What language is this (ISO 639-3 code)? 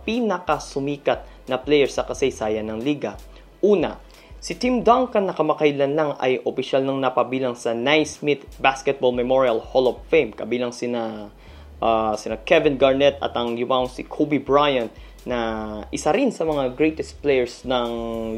fil